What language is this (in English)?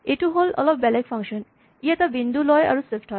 Assamese